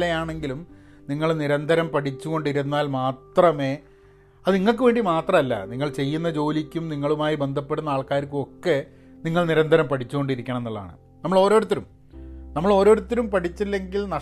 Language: Malayalam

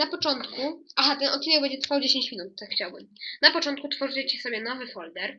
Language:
Polish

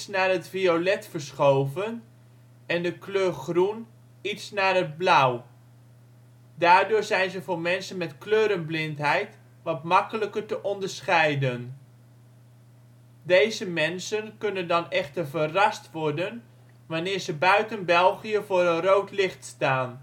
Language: Dutch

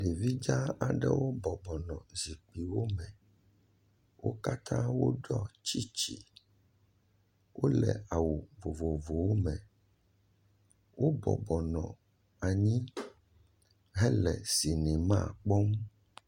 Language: Ewe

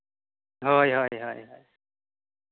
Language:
Santali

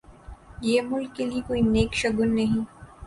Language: Urdu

